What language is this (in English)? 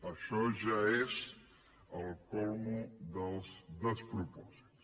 Catalan